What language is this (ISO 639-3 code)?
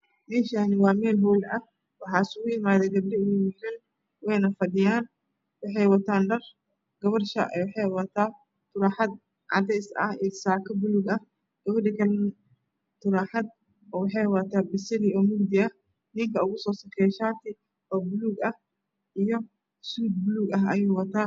som